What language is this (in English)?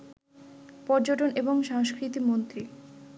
Bangla